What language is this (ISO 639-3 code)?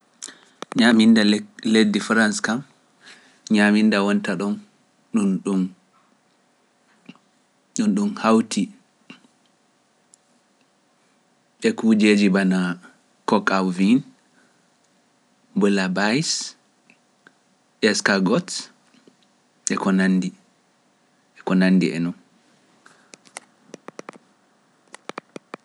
fuf